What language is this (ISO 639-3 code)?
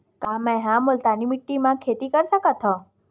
hne